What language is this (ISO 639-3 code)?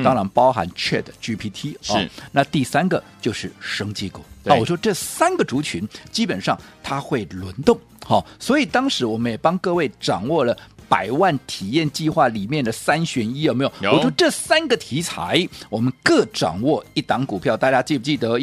zho